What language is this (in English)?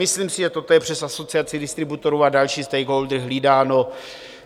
Czech